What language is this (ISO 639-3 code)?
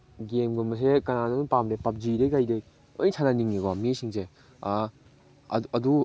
mni